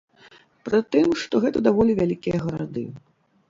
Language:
Belarusian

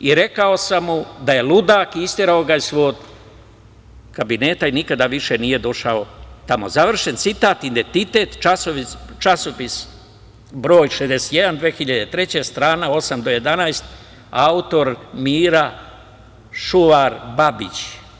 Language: Serbian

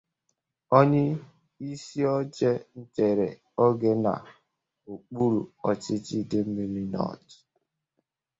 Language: Igbo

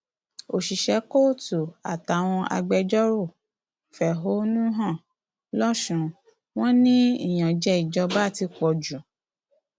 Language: Yoruba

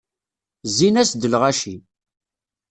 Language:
Kabyle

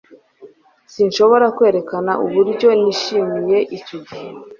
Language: Kinyarwanda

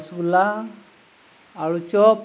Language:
Santali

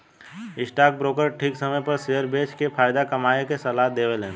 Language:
Bhojpuri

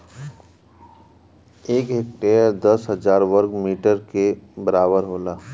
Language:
Bhojpuri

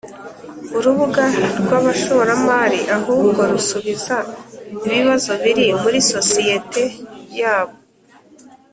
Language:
Kinyarwanda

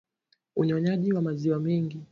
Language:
Swahili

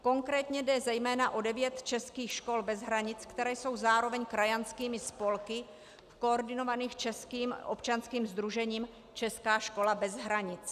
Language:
Czech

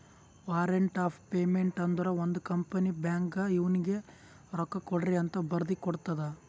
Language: Kannada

